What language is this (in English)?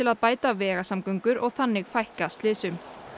Icelandic